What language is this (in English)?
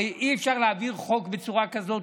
Hebrew